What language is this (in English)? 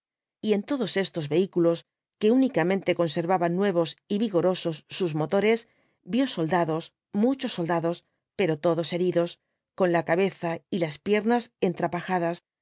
Spanish